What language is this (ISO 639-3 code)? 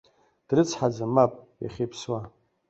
abk